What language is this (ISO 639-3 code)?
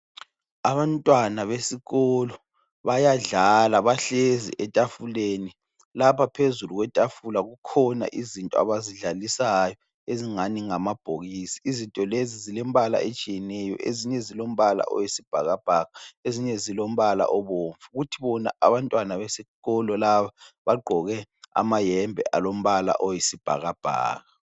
nde